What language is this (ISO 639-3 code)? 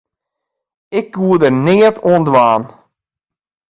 fry